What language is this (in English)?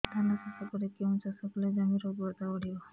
Odia